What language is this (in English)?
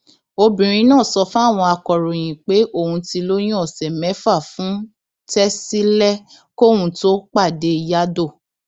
Yoruba